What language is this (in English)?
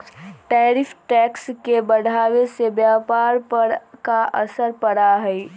Magahi